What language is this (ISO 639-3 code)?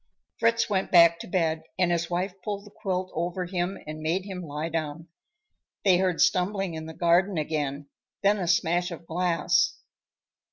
eng